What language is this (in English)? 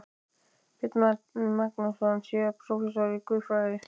Icelandic